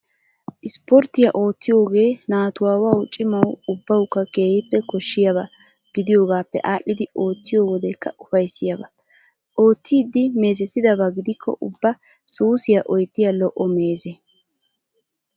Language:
Wolaytta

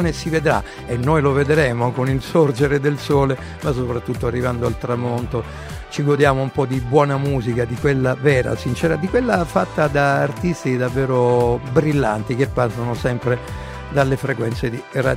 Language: Italian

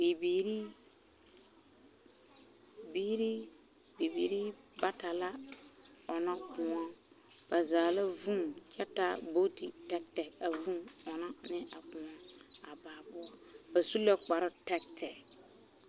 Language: Southern Dagaare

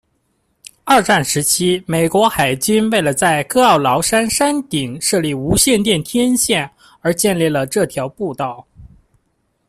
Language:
Chinese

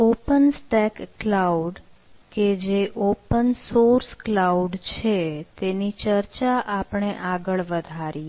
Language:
Gujarati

